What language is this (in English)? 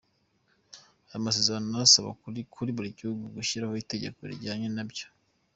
Kinyarwanda